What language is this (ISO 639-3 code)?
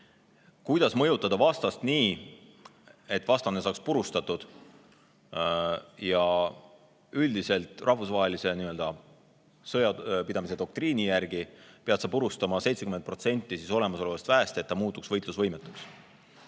est